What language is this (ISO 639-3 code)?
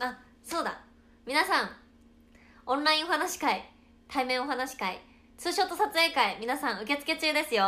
jpn